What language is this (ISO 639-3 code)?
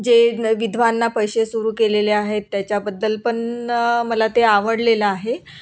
mar